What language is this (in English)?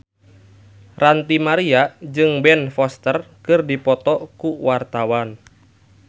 Sundanese